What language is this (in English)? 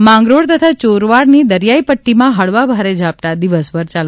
Gujarati